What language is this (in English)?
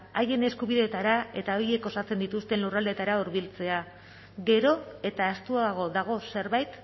Basque